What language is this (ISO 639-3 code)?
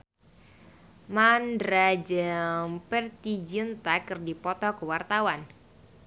sun